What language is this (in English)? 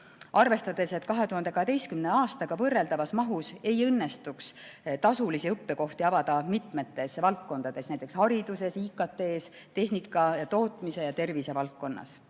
Estonian